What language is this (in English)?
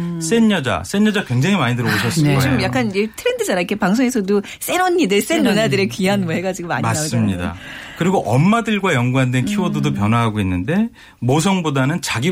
Korean